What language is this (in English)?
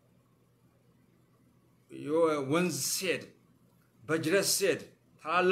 Arabic